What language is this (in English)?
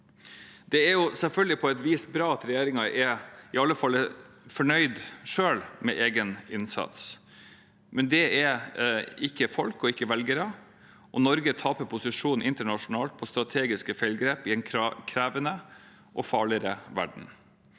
Norwegian